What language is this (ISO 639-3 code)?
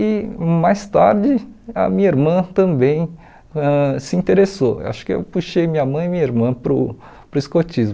por